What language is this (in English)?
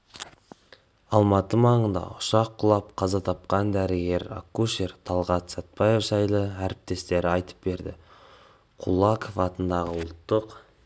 Kazakh